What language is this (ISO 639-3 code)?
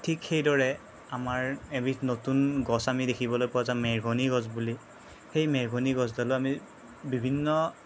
asm